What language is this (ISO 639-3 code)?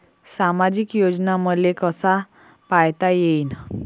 mar